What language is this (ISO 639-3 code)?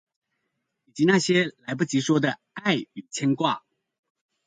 zho